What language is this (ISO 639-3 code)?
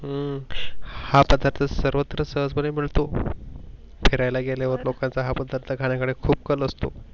mar